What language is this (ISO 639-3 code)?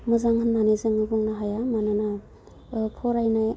brx